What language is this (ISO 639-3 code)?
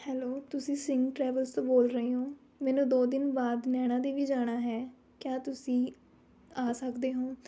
pan